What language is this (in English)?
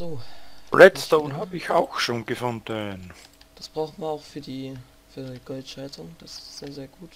German